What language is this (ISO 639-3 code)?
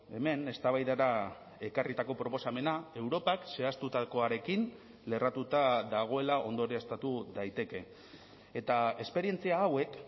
eus